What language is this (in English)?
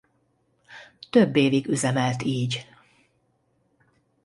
Hungarian